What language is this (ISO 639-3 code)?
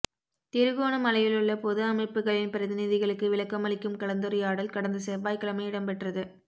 tam